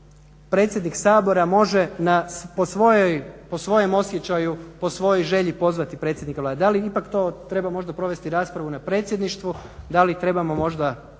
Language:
Croatian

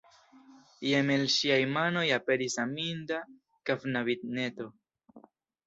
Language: Esperanto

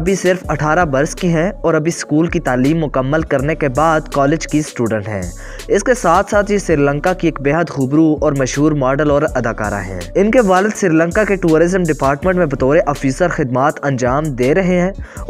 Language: Hindi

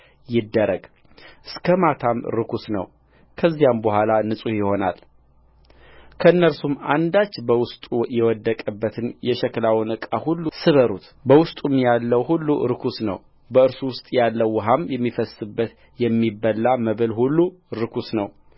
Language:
Amharic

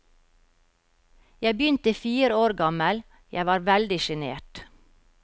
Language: Norwegian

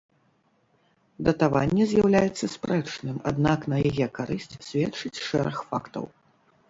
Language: Belarusian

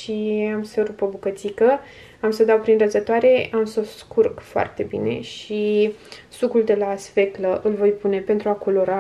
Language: Romanian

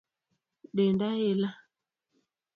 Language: Luo (Kenya and Tanzania)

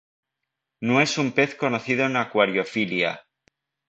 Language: Spanish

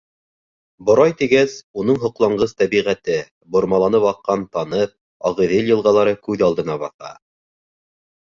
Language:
Bashkir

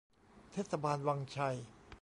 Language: Thai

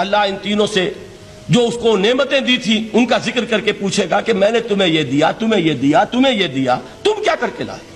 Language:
Hindi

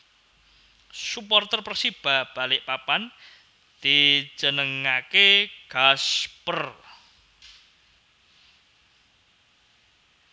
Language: Javanese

